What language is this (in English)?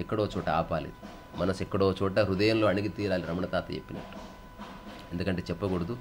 Telugu